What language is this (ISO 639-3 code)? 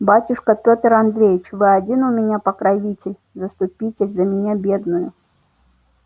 rus